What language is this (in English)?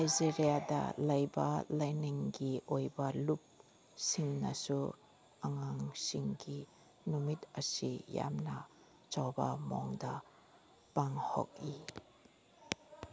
Manipuri